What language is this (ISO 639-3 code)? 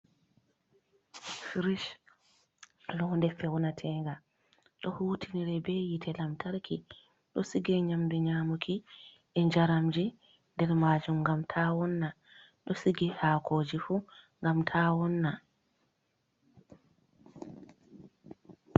ful